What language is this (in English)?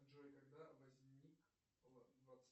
Russian